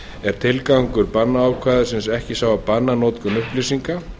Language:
Icelandic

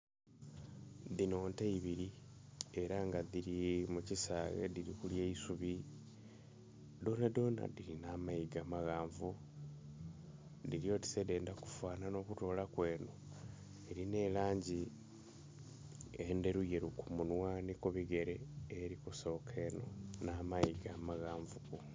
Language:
Soga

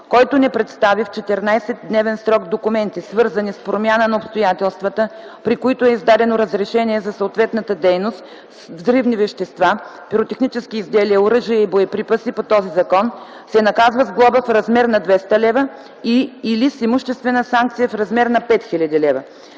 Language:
Bulgarian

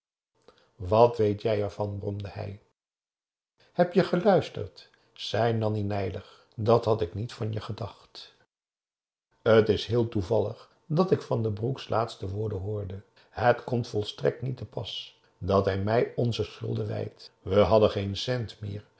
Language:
Dutch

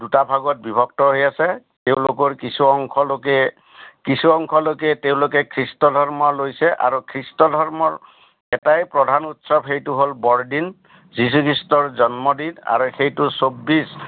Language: Assamese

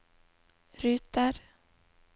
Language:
Norwegian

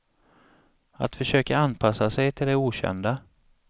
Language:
Swedish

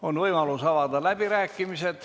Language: Estonian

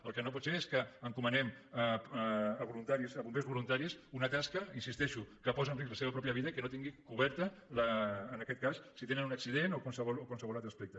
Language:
Catalan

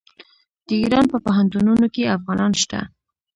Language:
Pashto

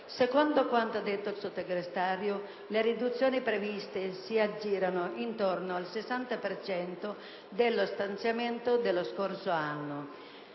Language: Italian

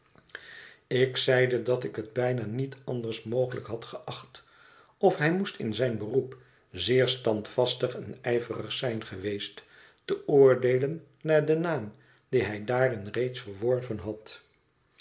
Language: Dutch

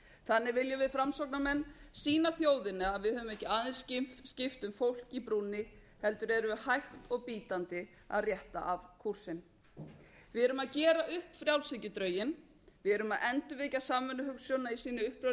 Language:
Icelandic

